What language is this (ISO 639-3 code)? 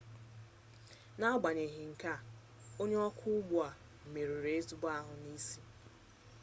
ibo